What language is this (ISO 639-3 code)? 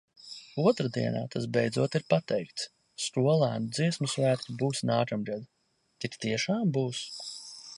lav